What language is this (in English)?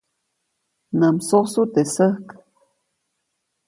Copainalá Zoque